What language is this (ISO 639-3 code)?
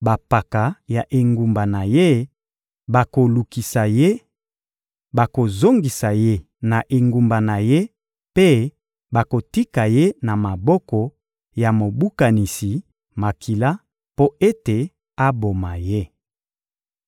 lin